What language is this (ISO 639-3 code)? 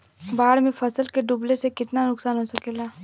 bho